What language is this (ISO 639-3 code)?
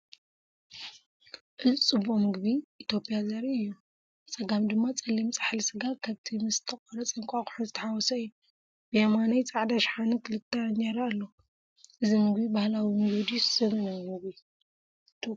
tir